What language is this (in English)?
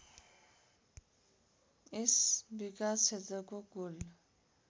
Nepali